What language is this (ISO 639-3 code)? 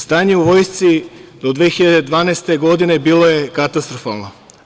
srp